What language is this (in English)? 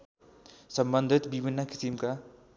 Nepali